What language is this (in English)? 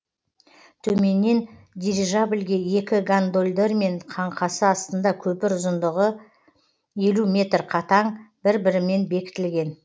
Kazakh